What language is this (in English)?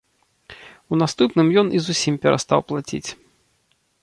Belarusian